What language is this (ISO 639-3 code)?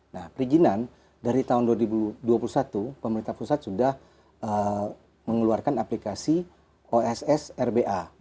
ind